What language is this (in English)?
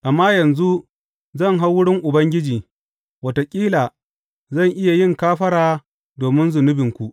Hausa